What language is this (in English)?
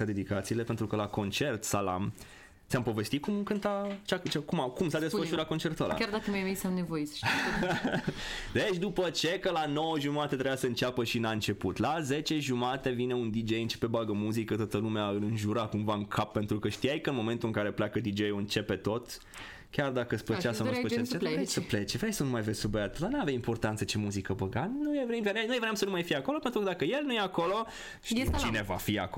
Romanian